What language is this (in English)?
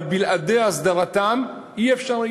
Hebrew